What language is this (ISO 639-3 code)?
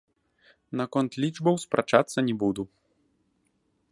bel